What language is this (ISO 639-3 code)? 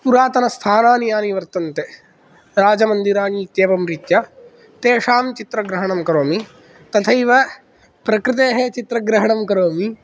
san